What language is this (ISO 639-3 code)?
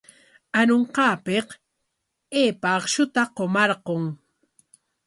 qwa